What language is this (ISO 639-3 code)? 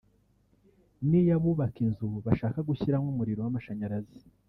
kin